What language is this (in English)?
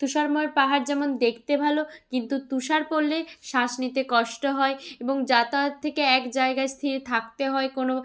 Bangla